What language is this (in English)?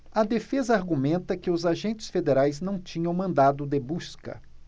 Portuguese